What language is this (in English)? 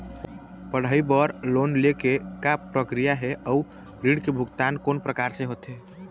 Chhattisgarhi